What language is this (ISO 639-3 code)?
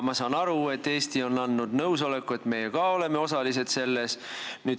est